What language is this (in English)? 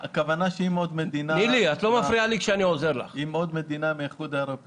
Hebrew